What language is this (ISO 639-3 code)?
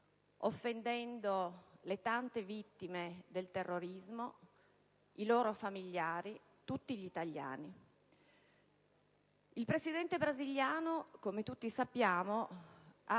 ita